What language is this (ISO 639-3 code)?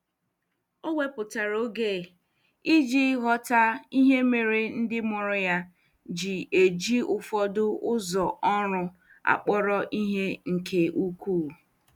ibo